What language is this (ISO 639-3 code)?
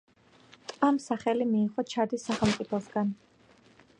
kat